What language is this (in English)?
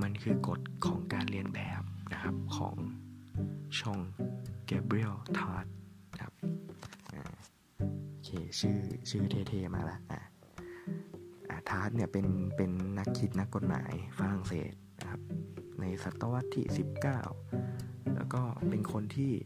Thai